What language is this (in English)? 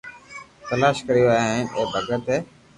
Loarki